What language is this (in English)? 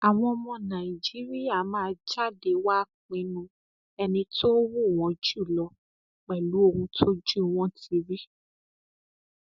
Yoruba